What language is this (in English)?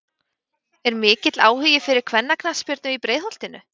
Icelandic